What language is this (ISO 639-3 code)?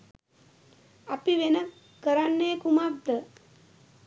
sin